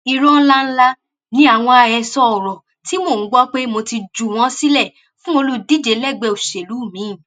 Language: Yoruba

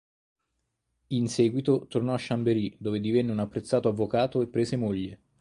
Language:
Italian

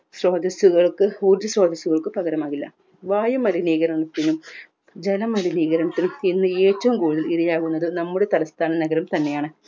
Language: Malayalam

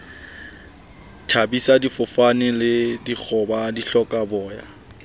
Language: Southern Sotho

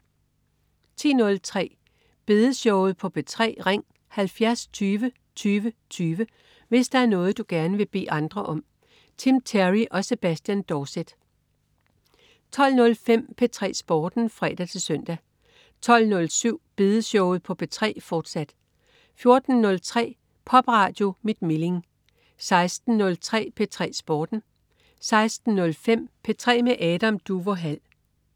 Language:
Danish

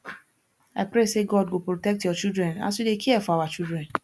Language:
Nigerian Pidgin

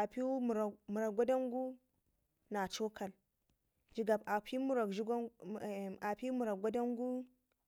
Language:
Ngizim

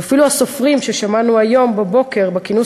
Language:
Hebrew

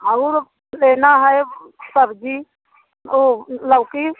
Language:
Hindi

